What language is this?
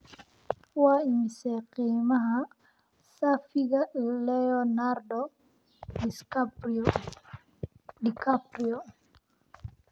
Somali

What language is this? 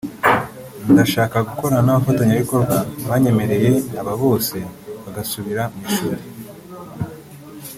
Kinyarwanda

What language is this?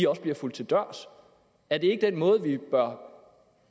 Danish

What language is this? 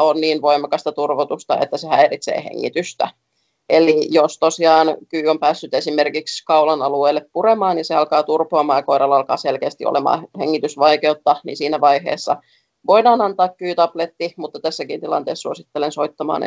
Finnish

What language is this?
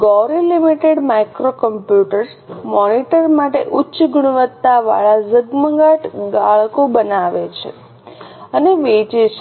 Gujarati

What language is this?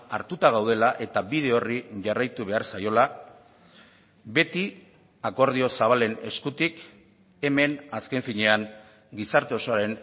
Basque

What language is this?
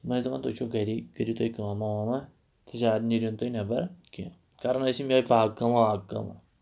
Kashmiri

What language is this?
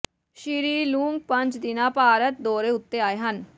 Punjabi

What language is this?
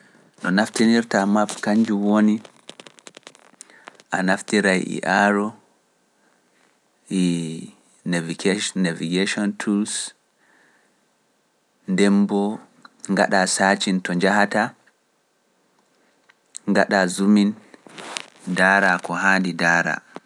Pular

